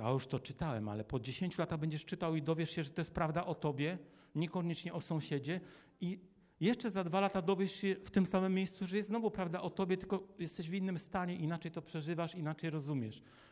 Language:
Polish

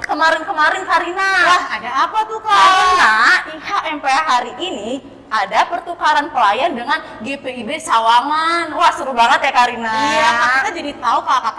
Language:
Indonesian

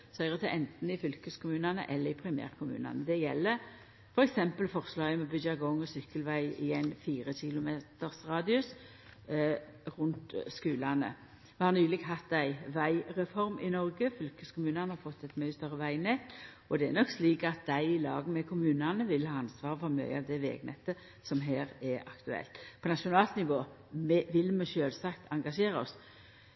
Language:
Norwegian Nynorsk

